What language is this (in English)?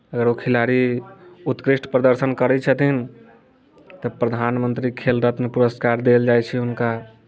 Maithili